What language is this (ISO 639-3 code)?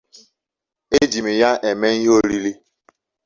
ibo